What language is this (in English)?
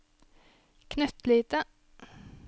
Norwegian